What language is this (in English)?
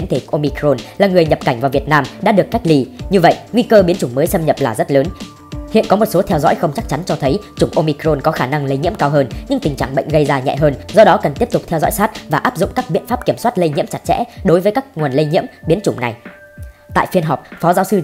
Vietnamese